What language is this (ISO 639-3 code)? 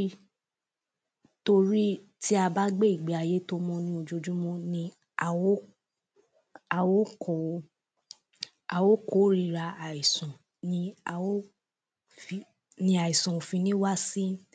yor